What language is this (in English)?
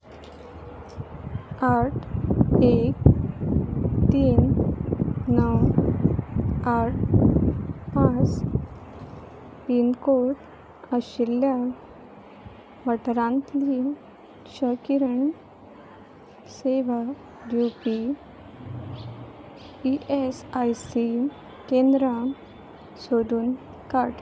Konkani